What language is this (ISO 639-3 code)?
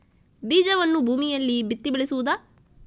kan